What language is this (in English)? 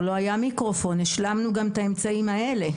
Hebrew